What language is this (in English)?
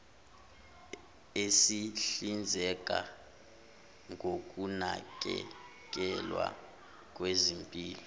Zulu